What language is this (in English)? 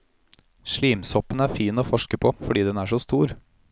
Norwegian